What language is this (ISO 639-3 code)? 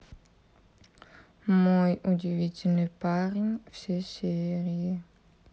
rus